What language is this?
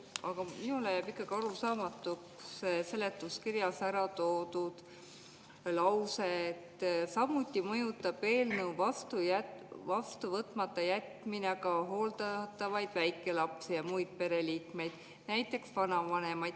Estonian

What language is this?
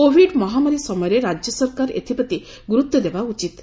Odia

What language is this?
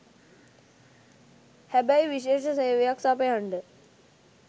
Sinhala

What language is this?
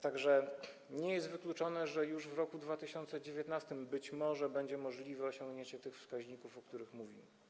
Polish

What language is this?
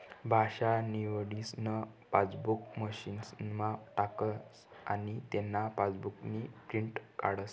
Marathi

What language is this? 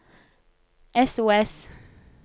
Norwegian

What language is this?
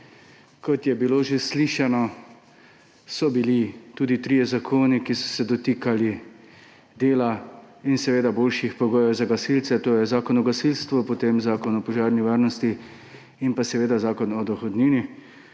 Slovenian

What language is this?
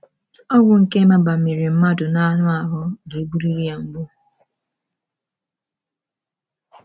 Igbo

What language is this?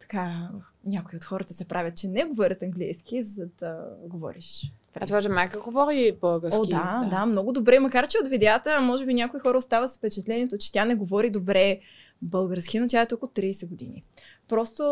Bulgarian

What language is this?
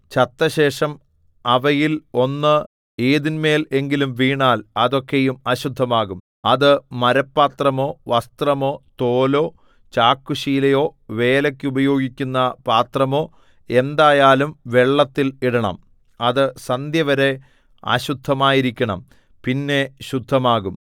Malayalam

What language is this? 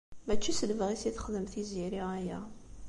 Kabyle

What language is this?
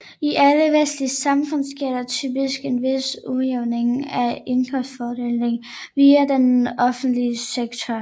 Danish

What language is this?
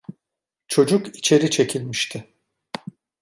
Turkish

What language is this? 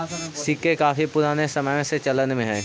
Magahi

